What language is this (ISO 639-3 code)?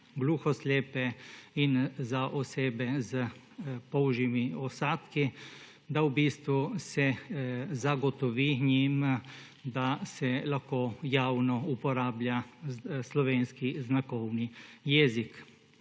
slv